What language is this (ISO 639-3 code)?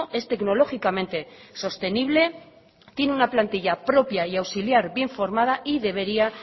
spa